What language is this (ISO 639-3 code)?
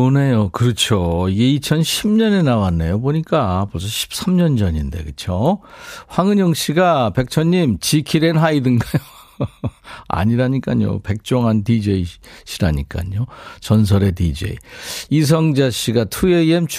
kor